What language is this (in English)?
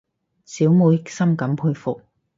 Cantonese